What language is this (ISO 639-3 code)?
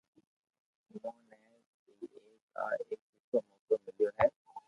lrk